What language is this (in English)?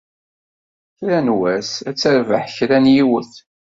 Kabyle